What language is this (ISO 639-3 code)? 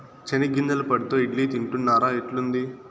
tel